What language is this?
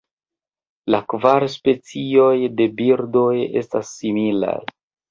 Esperanto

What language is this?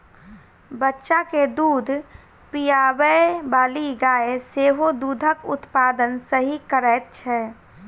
Maithili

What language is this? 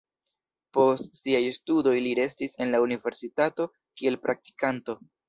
Esperanto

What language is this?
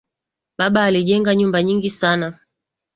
Swahili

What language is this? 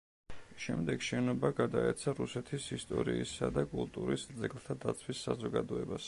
Georgian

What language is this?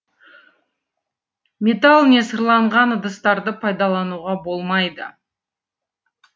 Kazakh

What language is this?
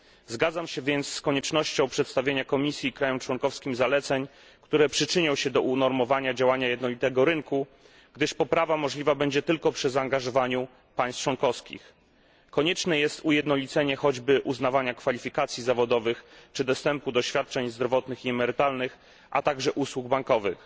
Polish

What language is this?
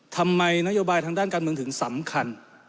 Thai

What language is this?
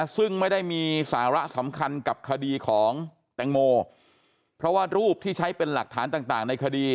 Thai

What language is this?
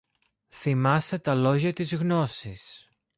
Greek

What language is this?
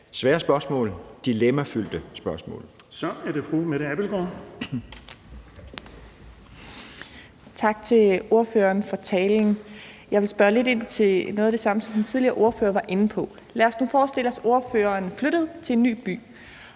Danish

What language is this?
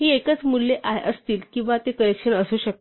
Marathi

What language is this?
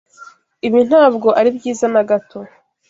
Kinyarwanda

